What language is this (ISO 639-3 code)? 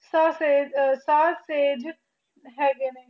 pan